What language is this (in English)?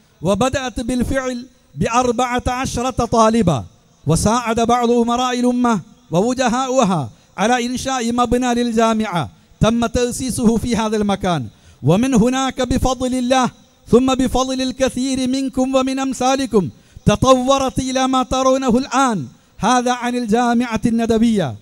Arabic